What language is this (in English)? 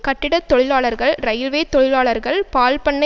Tamil